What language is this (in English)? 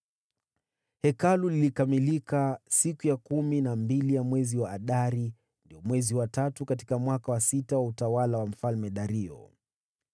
Swahili